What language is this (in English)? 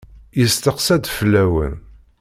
Kabyle